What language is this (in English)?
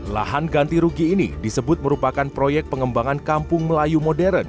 Indonesian